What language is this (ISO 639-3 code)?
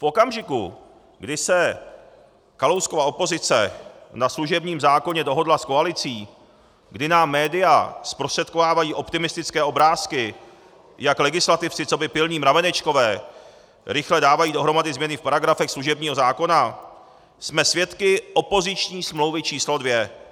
ces